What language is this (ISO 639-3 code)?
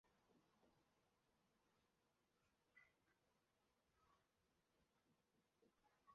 zho